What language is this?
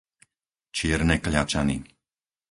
Slovak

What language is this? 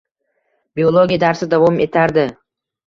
Uzbek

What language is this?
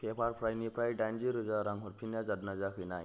Bodo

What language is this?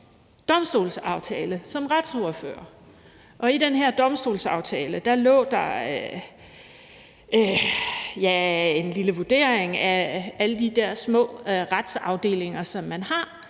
Danish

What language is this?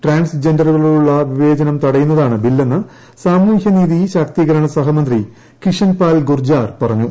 Malayalam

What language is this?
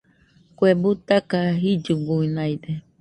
Nüpode Huitoto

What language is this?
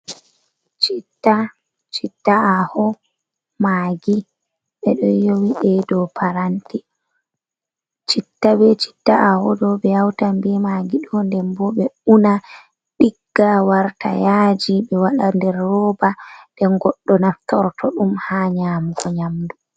Fula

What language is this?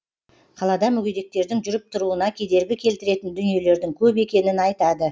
Kazakh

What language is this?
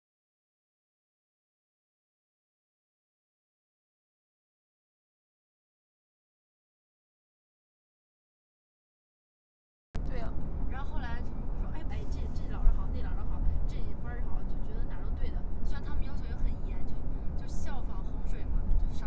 Chinese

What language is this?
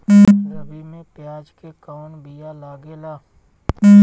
Bhojpuri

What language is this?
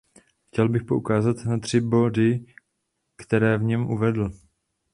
Czech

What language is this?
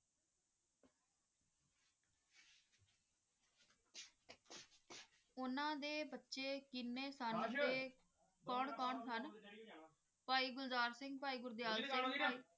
Punjabi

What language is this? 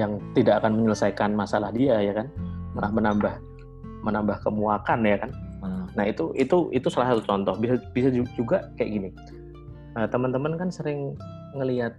Indonesian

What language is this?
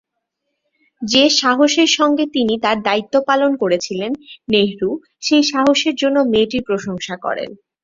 Bangla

